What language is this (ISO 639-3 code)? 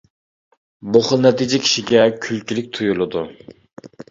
uig